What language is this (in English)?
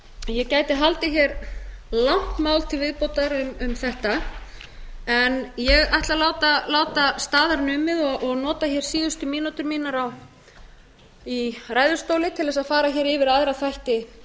Icelandic